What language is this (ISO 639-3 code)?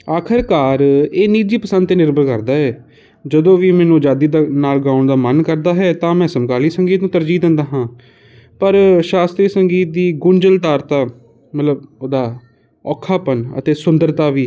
pan